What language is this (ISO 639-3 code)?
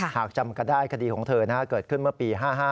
tha